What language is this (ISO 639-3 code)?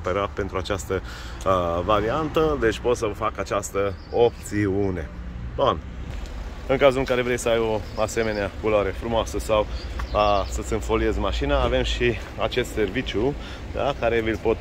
ron